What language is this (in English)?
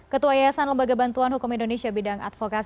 Indonesian